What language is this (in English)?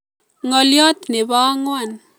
Kalenjin